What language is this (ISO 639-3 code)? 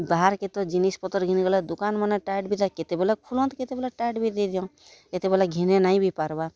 ori